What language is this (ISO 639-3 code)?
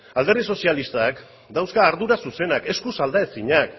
eus